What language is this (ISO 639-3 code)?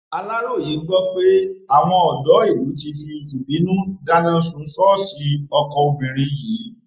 yor